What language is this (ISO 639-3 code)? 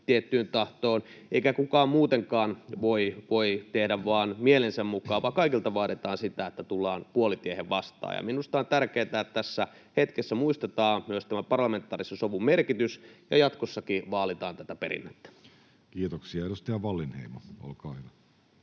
fin